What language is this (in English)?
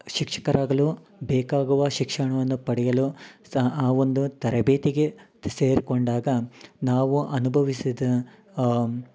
Kannada